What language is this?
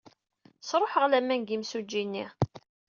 Kabyle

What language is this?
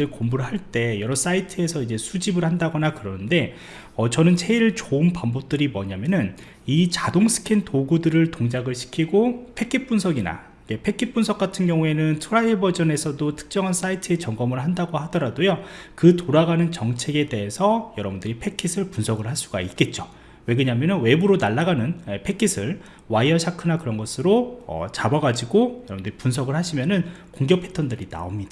Korean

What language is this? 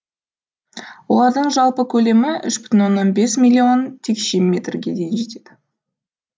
Kazakh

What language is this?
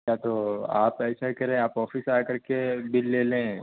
Urdu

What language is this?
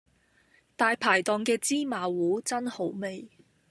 Cantonese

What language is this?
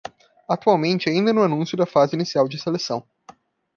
Portuguese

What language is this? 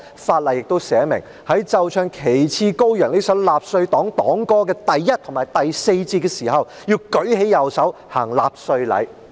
Cantonese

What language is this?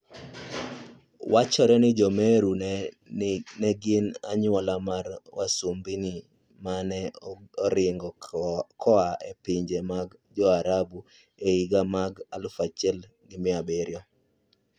Luo (Kenya and Tanzania)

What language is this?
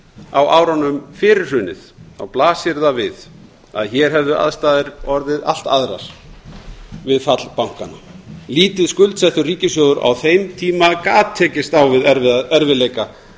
Icelandic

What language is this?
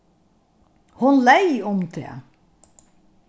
Faroese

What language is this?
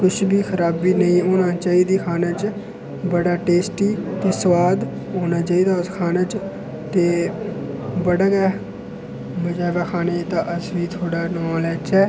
Dogri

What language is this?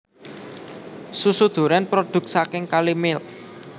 Javanese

